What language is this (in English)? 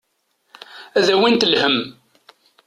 Kabyle